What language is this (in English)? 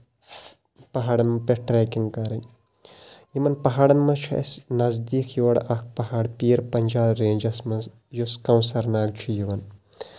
Kashmiri